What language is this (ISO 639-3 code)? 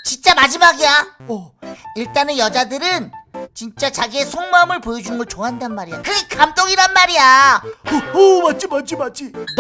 kor